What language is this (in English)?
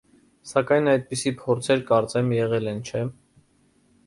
Armenian